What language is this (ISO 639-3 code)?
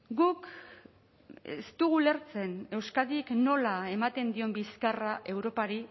eus